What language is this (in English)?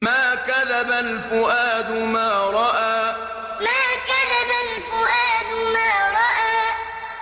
Arabic